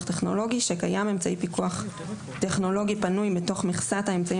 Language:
Hebrew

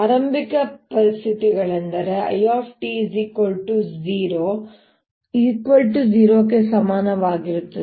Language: Kannada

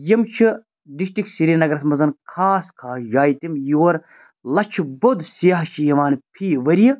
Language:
Kashmiri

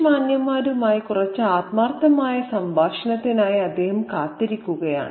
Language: Malayalam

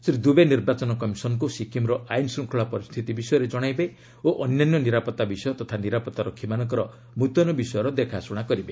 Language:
Odia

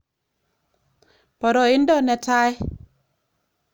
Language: Kalenjin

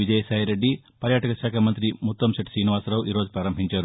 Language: Telugu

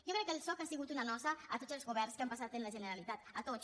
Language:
Catalan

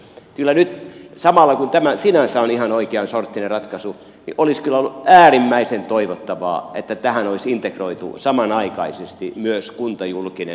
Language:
Finnish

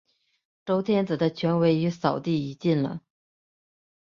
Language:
Chinese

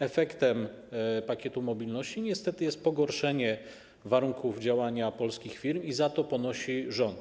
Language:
Polish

